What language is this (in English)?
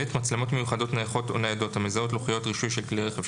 Hebrew